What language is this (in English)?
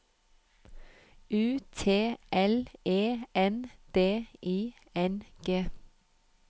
Norwegian